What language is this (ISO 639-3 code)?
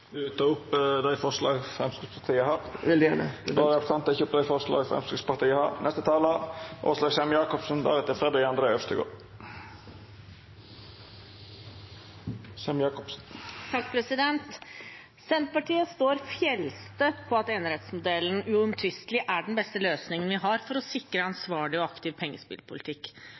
nor